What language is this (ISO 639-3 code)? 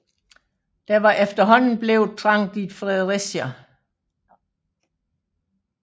dan